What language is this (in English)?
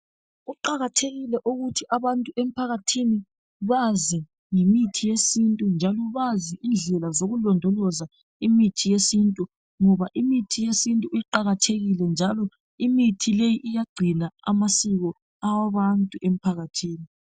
North Ndebele